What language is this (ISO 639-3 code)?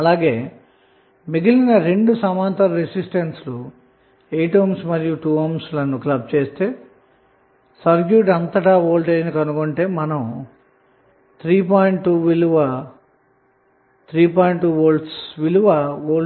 tel